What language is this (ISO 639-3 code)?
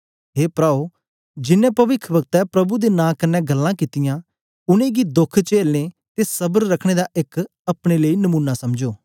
doi